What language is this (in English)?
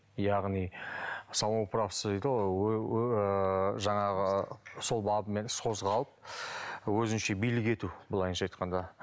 Kazakh